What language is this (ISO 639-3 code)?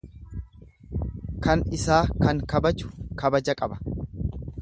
orm